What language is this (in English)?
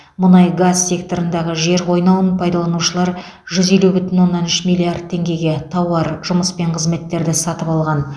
Kazakh